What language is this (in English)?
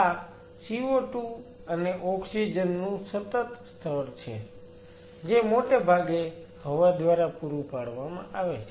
Gujarati